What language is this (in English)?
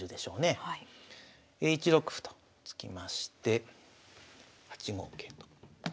Japanese